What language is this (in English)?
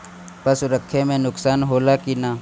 Bhojpuri